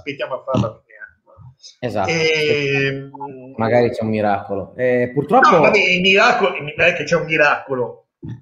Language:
Italian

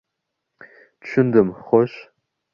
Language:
Uzbek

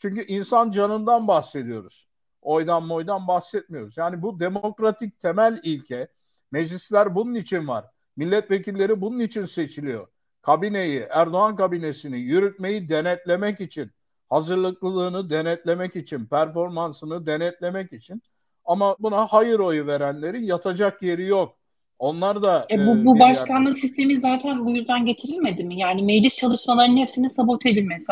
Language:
Turkish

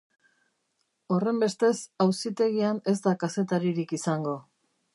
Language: Basque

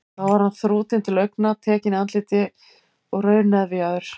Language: Icelandic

